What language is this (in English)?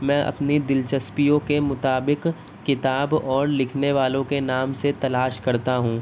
Urdu